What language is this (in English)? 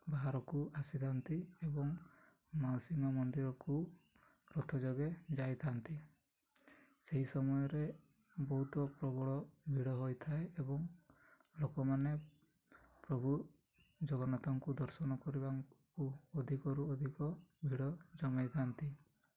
Odia